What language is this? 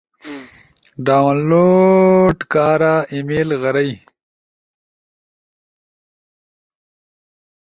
Ushojo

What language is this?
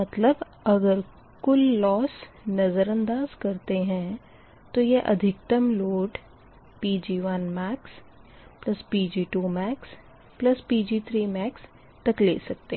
Hindi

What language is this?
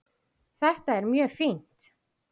Icelandic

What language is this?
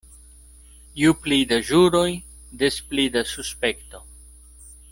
Esperanto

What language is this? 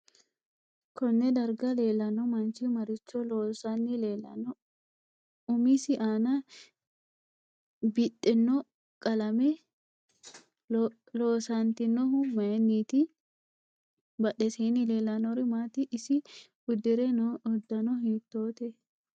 Sidamo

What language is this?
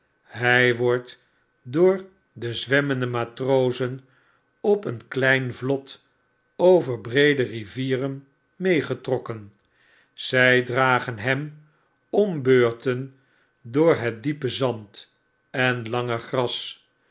Dutch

